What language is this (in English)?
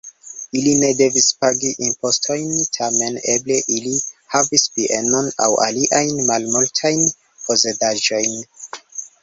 Esperanto